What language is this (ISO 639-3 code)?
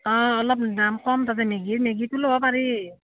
asm